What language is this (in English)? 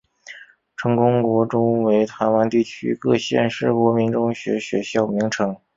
Chinese